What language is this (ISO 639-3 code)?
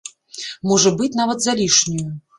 bel